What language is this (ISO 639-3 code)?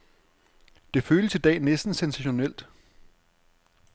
dan